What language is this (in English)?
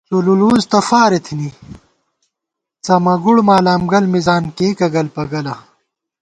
Gawar-Bati